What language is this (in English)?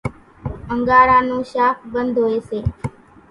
Kachi Koli